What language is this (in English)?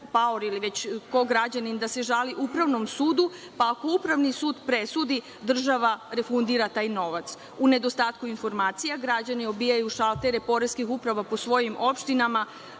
Serbian